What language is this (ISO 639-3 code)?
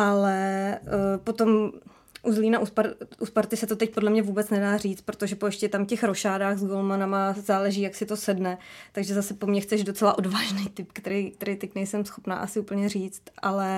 ces